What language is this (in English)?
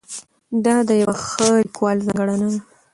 Pashto